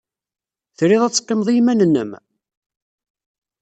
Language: Kabyle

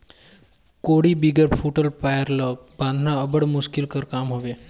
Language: Chhattisgarhi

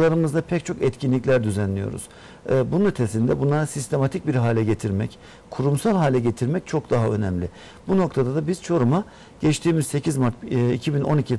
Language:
Turkish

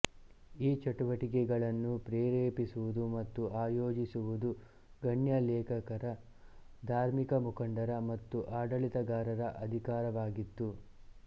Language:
Kannada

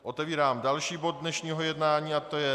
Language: Czech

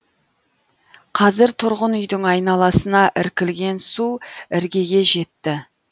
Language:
Kazakh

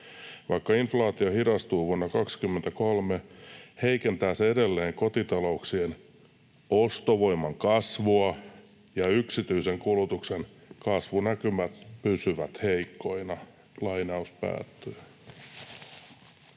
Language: Finnish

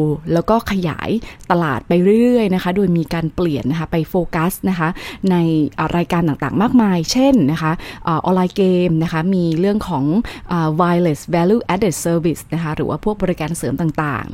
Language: Thai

